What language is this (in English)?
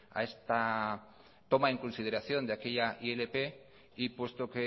Spanish